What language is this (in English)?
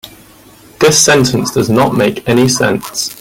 English